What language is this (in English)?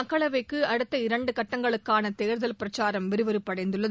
Tamil